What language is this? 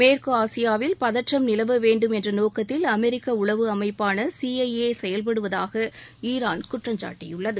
Tamil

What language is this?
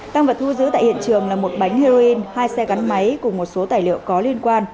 Vietnamese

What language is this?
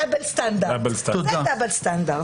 Hebrew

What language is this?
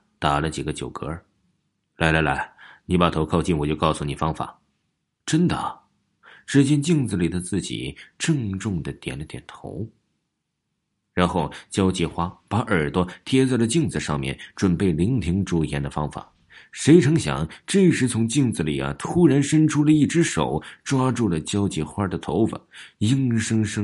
Chinese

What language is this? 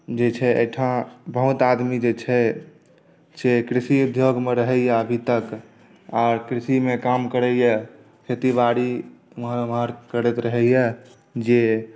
Maithili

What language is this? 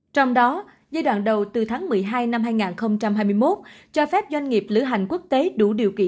Vietnamese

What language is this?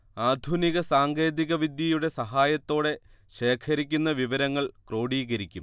Malayalam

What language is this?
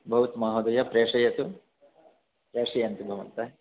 Sanskrit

